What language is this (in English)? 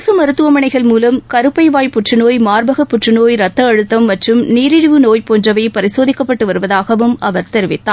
Tamil